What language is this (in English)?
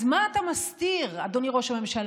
Hebrew